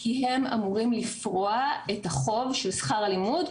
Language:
Hebrew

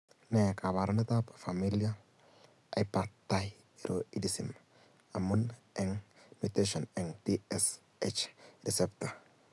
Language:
Kalenjin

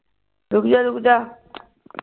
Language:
Punjabi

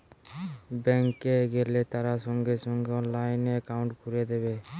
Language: Bangla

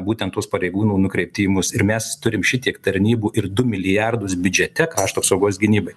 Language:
Lithuanian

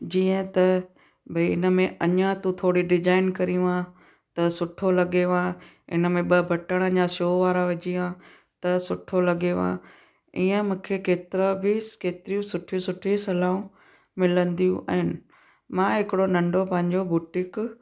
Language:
Sindhi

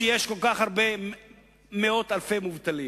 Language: Hebrew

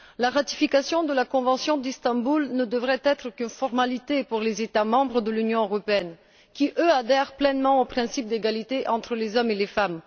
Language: French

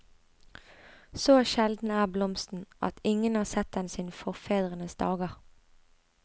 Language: Norwegian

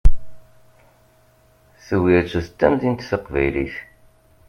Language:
Kabyle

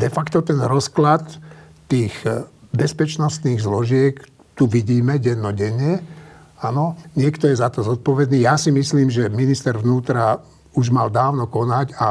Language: Slovak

